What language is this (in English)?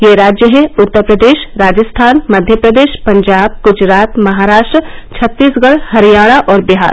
Hindi